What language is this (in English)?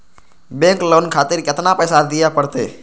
Maithili